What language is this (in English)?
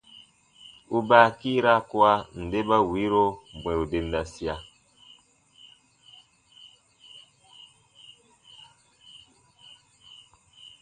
Baatonum